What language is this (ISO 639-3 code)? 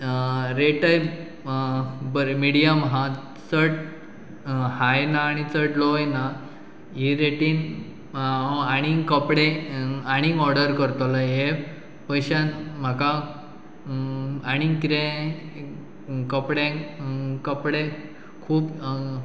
kok